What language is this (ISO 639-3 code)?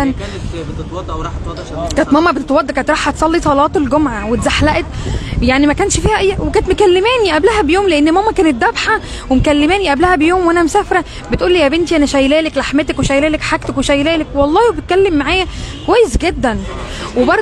ara